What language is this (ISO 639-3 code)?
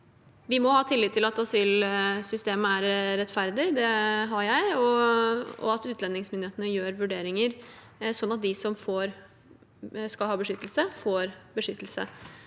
nor